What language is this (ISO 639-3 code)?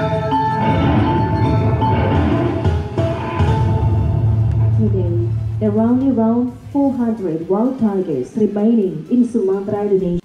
eng